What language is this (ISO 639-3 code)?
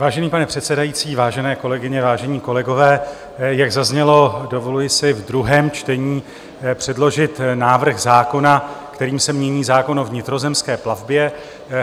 ces